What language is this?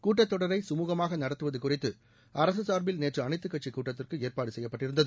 Tamil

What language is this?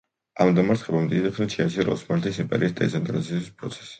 Georgian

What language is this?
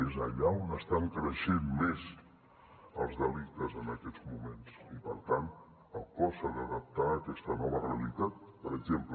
Catalan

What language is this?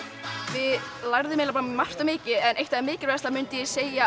Icelandic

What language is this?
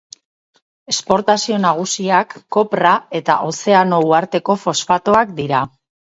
Basque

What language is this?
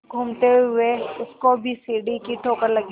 Hindi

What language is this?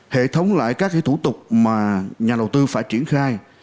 Vietnamese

